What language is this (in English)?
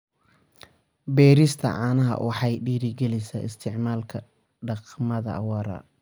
Somali